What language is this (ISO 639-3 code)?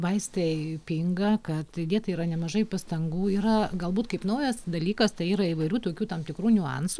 lit